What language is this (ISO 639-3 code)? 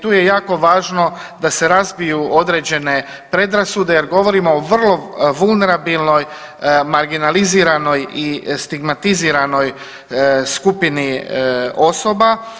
hrv